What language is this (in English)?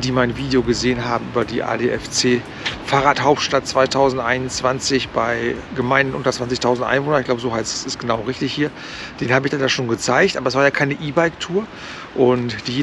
German